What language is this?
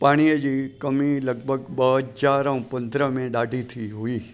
Sindhi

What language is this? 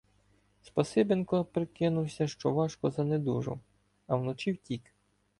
Ukrainian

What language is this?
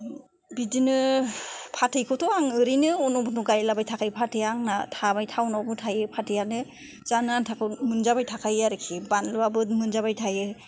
Bodo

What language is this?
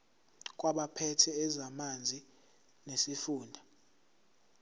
Zulu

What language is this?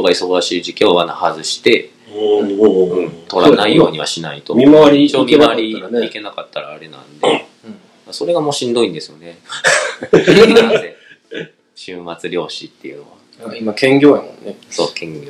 Japanese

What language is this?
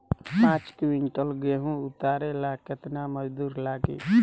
Bhojpuri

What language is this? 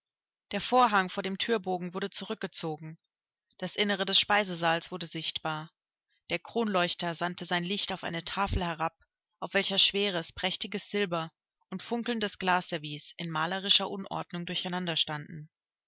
German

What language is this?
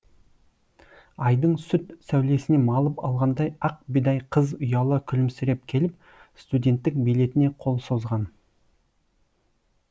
Kazakh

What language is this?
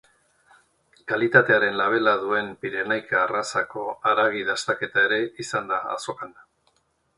Basque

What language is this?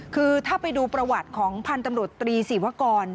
Thai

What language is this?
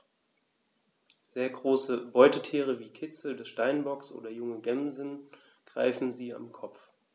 German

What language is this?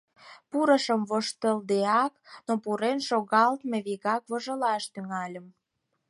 Mari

